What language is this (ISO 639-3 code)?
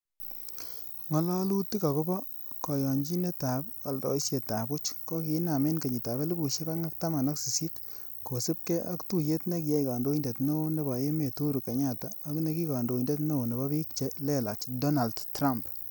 kln